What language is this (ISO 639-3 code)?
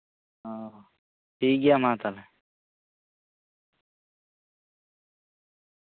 sat